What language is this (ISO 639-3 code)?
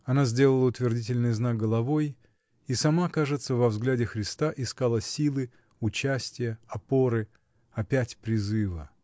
rus